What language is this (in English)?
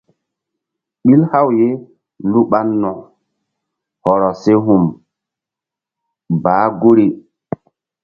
Mbum